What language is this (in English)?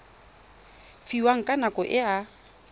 Tswana